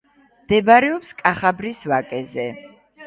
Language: Georgian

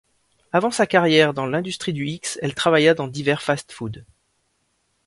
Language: French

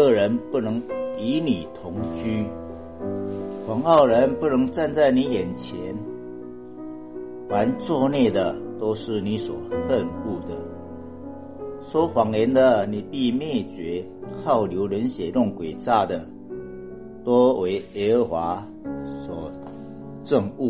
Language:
Chinese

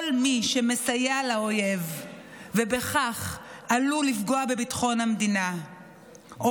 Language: Hebrew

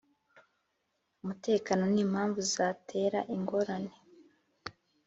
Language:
Kinyarwanda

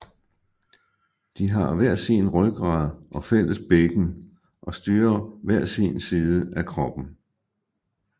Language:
Danish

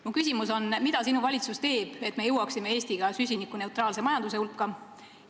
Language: Estonian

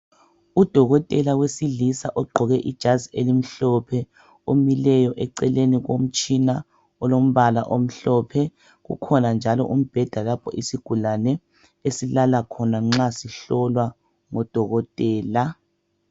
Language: North Ndebele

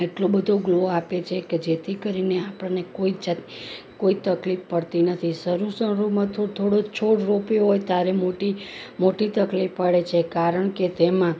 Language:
Gujarati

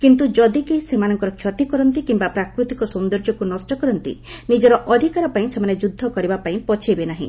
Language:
Odia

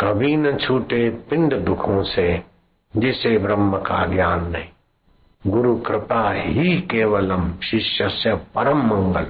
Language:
Hindi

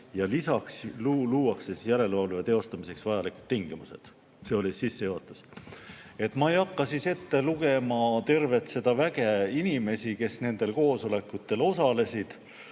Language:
Estonian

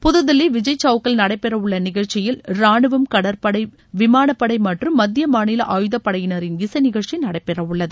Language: Tamil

